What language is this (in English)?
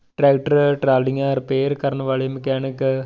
Punjabi